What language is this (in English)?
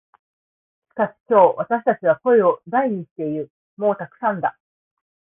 Japanese